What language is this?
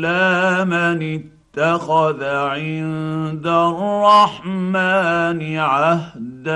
Arabic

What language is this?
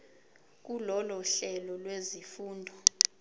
Zulu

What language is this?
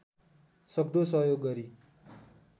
Nepali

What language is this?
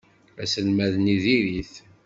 Kabyle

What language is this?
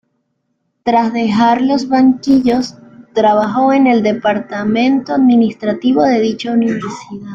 Spanish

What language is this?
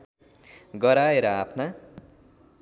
Nepali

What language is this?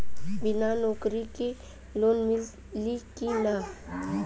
Bhojpuri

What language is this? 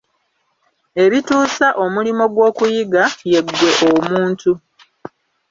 Ganda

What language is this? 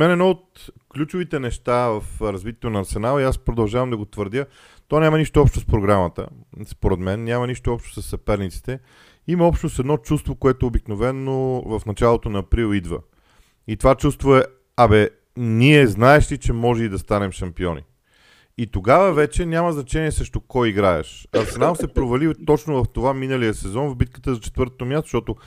Bulgarian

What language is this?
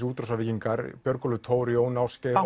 Icelandic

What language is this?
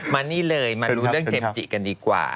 Thai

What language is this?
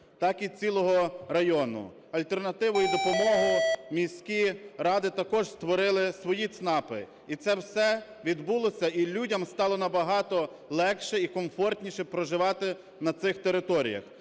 Ukrainian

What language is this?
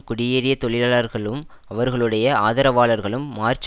Tamil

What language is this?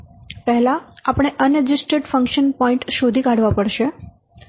Gujarati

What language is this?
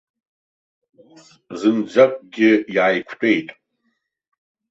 Abkhazian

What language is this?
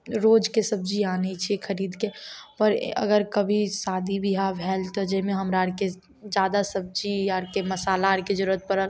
Maithili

